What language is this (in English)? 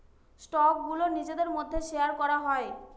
Bangla